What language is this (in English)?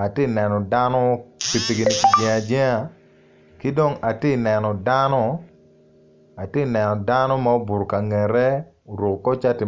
Acoli